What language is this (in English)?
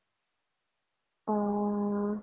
Assamese